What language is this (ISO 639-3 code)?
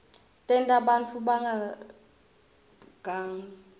ssw